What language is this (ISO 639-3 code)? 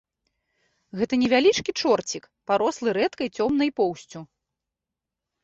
bel